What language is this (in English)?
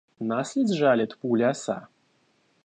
Russian